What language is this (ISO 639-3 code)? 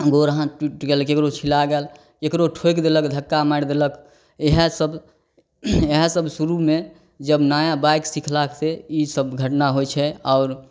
mai